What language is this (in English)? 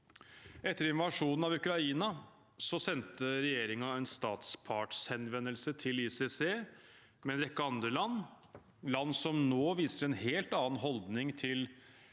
Norwegian